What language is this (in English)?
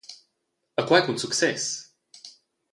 Romansh